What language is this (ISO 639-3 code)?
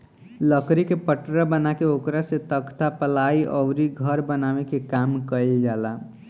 bho